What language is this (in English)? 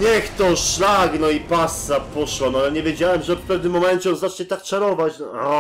Polish